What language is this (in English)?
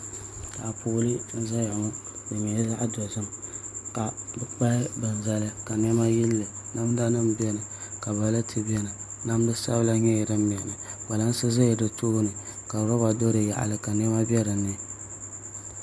Dagbani